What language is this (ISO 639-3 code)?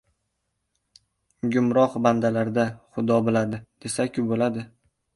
uzb